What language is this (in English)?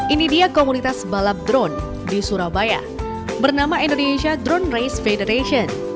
Indonesian